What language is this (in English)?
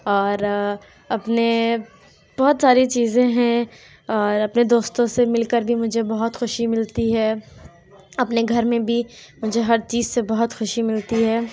Urdu